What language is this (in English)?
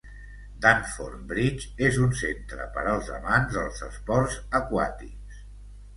Catalan